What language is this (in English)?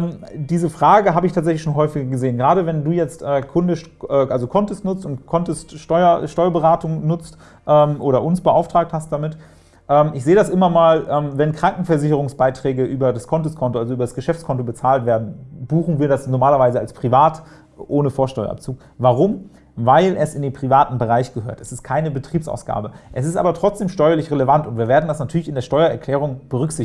German